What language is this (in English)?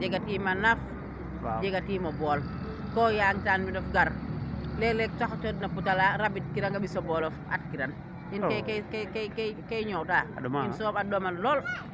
Serer